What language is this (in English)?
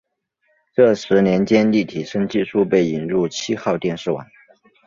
Chinese